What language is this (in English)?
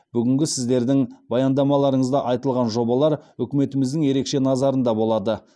Kazakh